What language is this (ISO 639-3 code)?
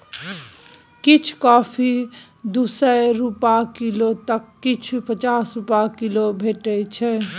mai